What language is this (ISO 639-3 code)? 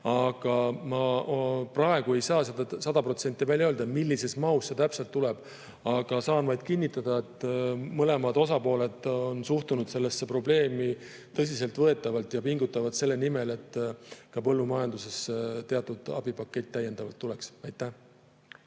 est